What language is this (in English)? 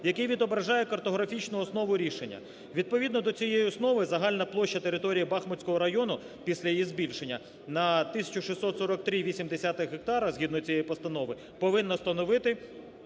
Ukrainian